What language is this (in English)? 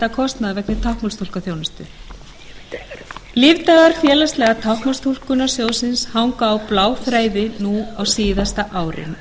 Icelandic